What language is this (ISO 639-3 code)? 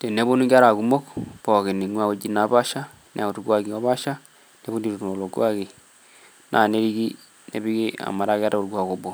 mas